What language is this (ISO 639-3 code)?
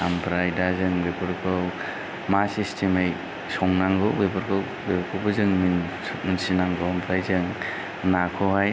brx